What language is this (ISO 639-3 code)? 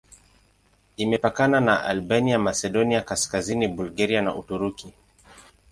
swa